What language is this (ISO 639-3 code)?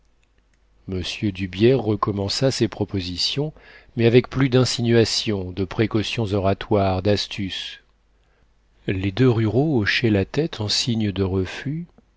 fra